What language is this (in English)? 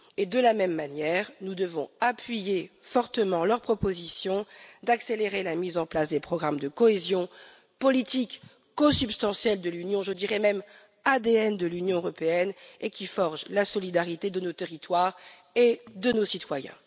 French